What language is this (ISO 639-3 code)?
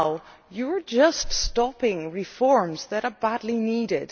eng